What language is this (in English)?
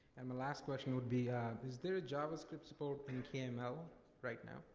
English